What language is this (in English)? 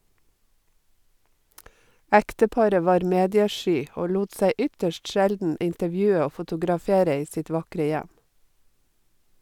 Norwegian